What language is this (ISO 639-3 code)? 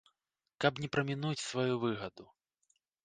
bel